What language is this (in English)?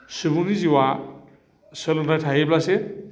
Bodo